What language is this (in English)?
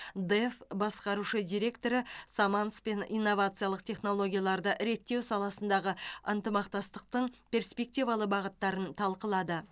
Kazakh